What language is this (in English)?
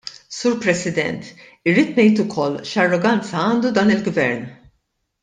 Maltese